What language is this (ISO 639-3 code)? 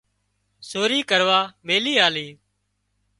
kxp